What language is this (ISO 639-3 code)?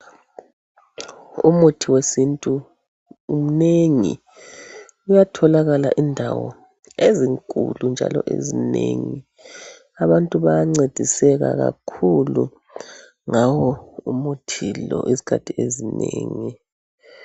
nde